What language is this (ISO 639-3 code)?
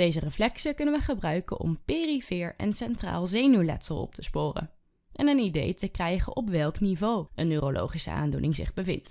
nld